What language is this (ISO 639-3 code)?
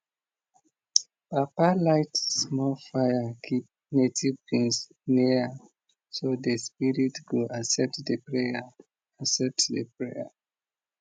pcm